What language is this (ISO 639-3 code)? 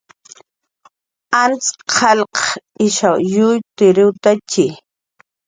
jqr